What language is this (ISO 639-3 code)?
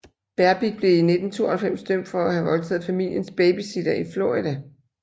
dan